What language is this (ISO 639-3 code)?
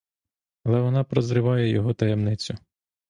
ukr